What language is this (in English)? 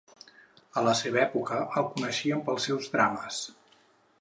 Catalan